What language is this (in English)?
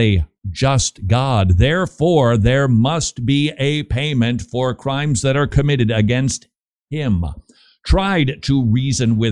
English